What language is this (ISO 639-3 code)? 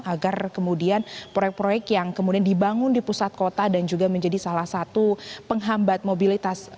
ind